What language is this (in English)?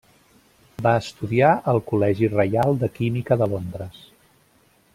Catalan